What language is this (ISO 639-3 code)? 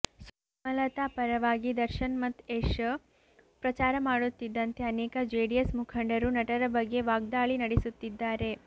kan